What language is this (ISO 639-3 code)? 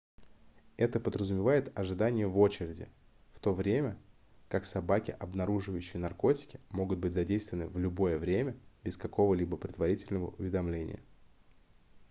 rus